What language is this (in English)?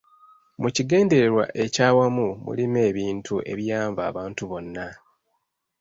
Ganda